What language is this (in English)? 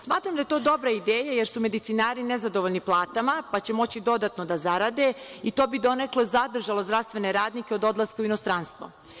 Serbian